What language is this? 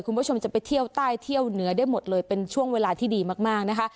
Thai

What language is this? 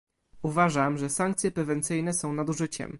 Polish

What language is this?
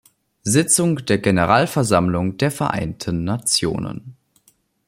German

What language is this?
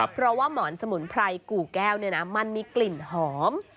Thai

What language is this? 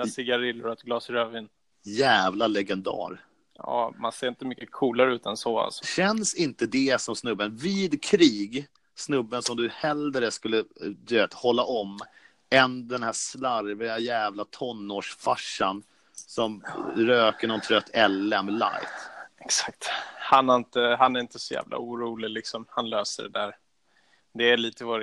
Swedish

